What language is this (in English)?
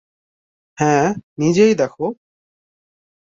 Bangla